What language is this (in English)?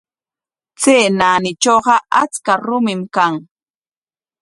Corongo Ancash Quechua